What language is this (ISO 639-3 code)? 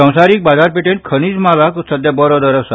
kok